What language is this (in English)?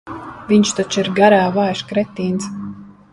Latvian